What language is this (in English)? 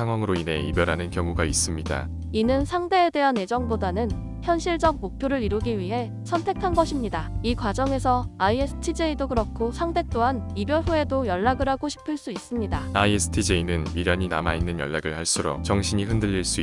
Korean